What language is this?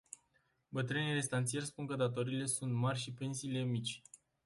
Romanian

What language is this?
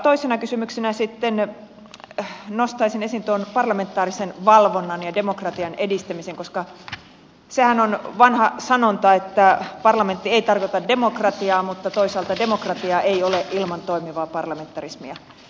Finnish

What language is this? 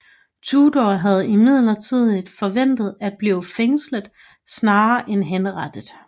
Danish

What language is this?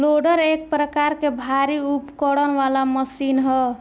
Bhojpuri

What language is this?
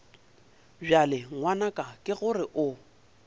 Northern Sotho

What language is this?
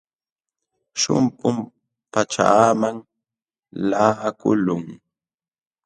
Jauja Wanca Quechua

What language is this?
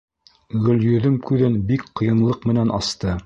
Bashkir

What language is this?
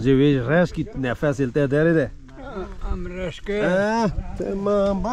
Turkish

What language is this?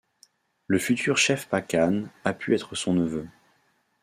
French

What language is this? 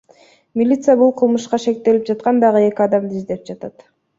Kyrgyz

